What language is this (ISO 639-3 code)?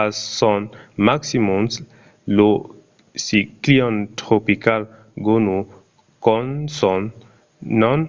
oci